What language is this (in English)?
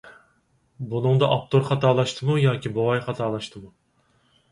Uyghur